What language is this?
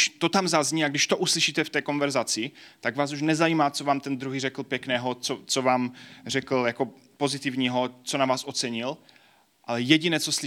Czech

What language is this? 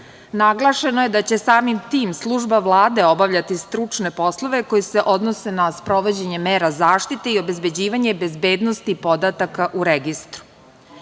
Serbian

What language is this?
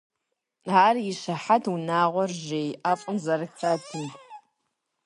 Kabardian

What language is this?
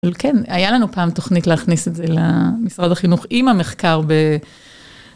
Hebrew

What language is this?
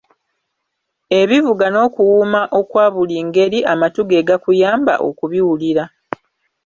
Ganda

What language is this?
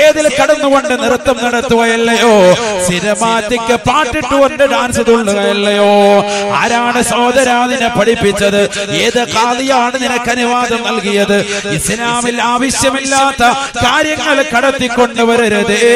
Malayalam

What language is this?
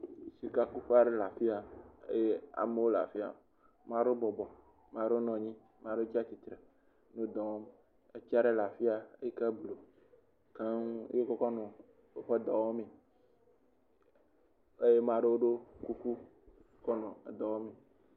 Ewe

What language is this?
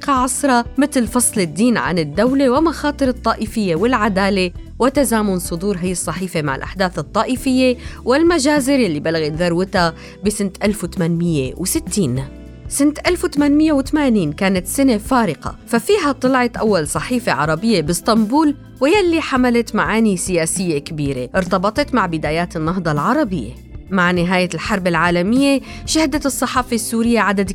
Arabic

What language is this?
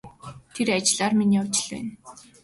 Mongolian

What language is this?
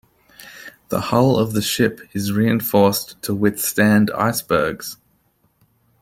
English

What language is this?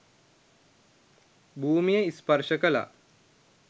Sinhala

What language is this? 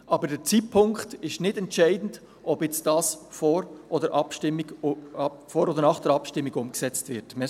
Swiss German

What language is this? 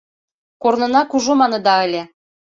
Mari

